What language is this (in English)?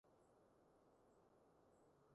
Cantonese